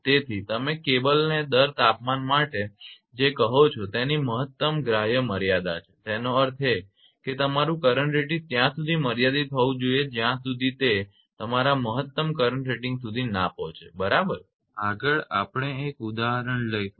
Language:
Gujarati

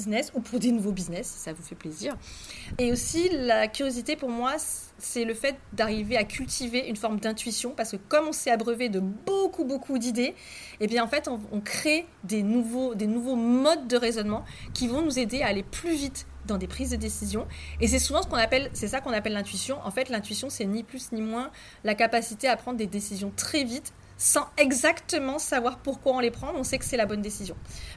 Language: French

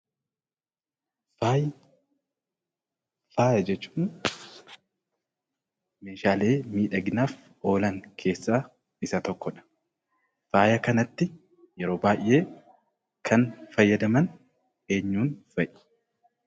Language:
Oromo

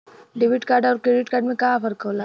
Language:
Bhojpuri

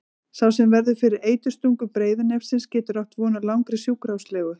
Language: Icelandic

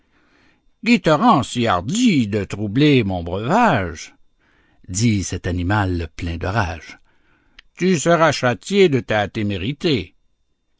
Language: French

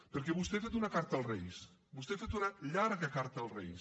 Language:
Catalan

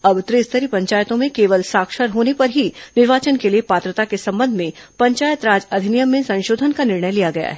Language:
Hindi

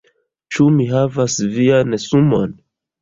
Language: Esperanto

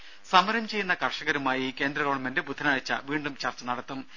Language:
Malayalam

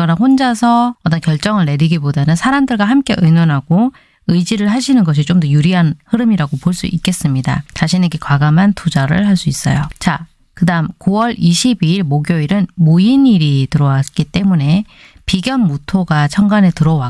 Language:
Korean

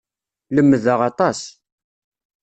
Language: Kabyle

